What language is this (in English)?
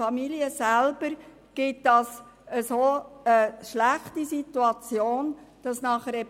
Swiss German